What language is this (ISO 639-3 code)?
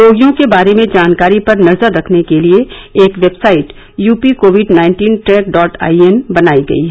hin